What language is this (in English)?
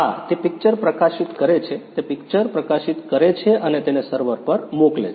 Gujarati